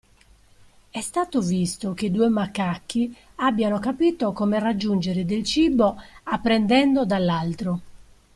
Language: Italian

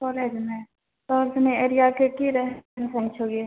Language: Maithili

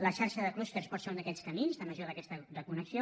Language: Catalan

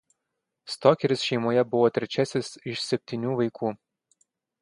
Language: Lithuanian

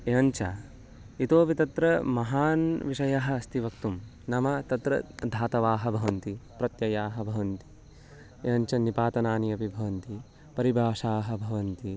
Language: Sanskrit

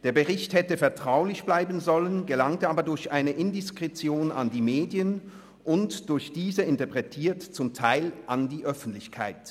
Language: Swiss German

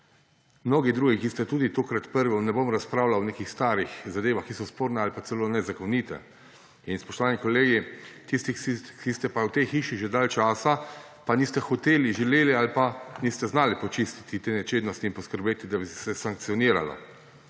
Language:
Slovenian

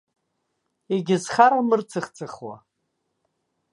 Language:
Abkhazian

